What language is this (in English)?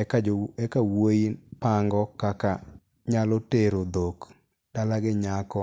Luo (Kenya and Tanzania)